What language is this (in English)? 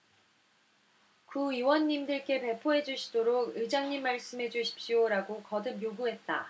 Korean